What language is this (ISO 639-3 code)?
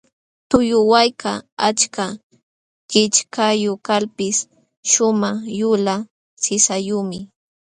qxw